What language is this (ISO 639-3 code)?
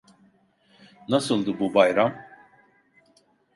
tur